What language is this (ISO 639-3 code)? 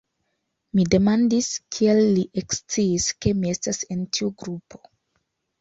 epo